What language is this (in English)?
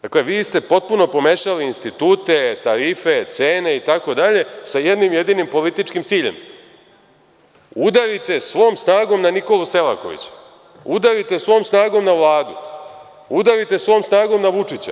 Serbian